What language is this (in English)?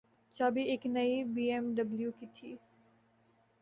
Urdu